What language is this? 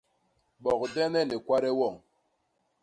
Basaa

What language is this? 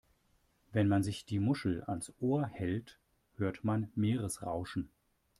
German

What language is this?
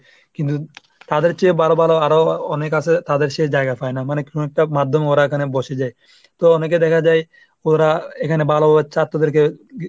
Bangla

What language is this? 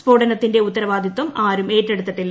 Malayalam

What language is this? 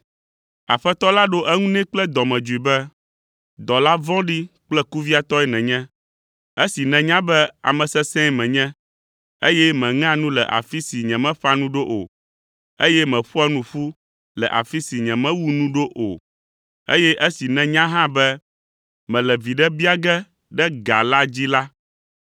Ewe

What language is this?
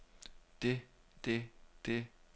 Danish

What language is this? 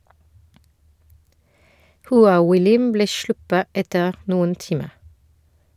Norwegian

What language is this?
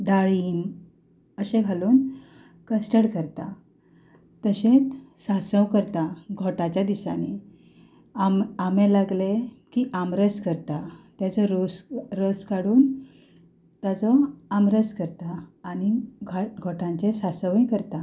Konkani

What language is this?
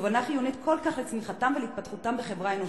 Hebrew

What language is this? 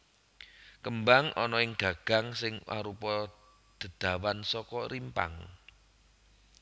Javanese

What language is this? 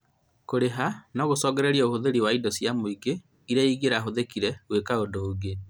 Kikuyu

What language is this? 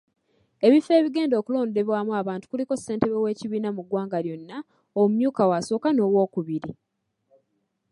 Ganda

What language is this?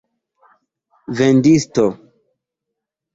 Esperanto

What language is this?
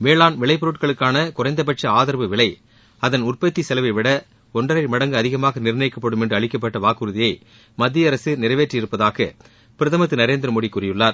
Tamil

